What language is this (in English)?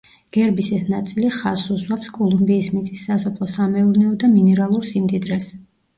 Georgian